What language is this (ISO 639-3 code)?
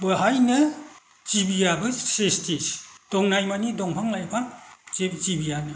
brx